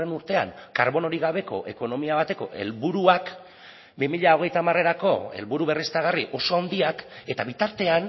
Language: Basque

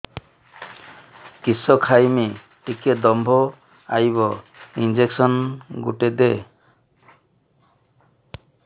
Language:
Odia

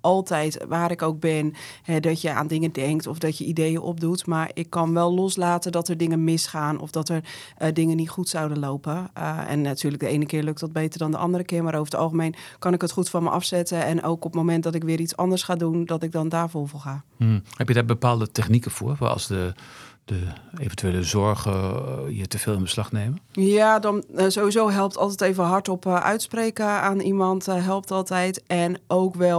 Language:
Dutch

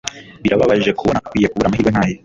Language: Kinyarwanda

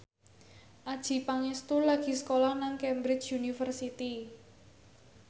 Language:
Javanese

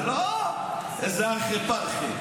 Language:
Hebrew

